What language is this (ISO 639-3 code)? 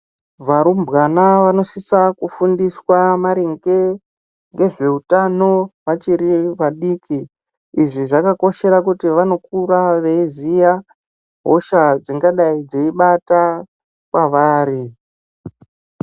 ndc